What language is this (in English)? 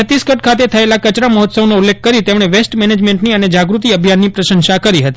Gujarati